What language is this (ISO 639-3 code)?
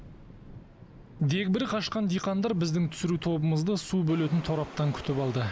kaz